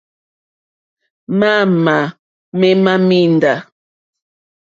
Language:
Mokpwe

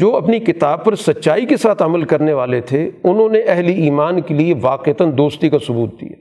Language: Urdu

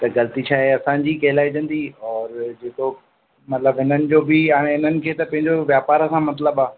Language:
Sindhi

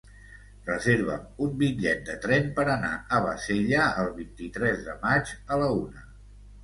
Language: Catalan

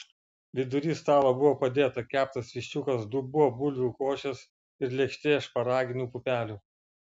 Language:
Lithuanian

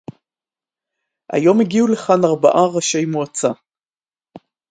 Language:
Hebrew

